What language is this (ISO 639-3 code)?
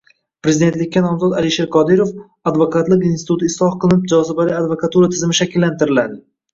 uzb